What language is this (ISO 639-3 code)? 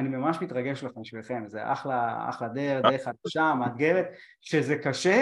heb